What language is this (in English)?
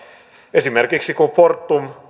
Finnish